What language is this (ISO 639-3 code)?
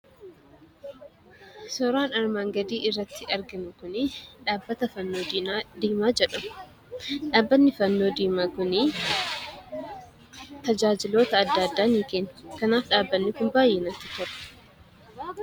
orm